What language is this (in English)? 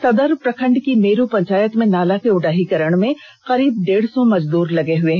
Hindi